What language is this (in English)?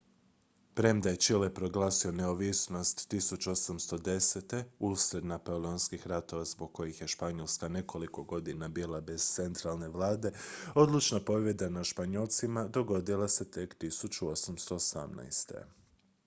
Croatian